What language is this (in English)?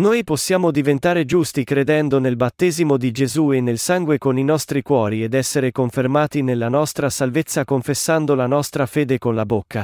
Italian